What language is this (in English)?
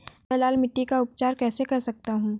Hindi